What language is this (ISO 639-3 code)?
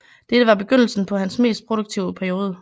dan